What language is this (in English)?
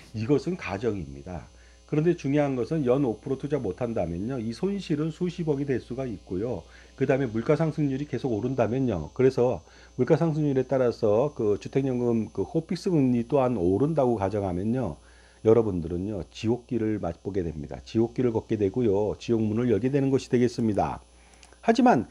Korean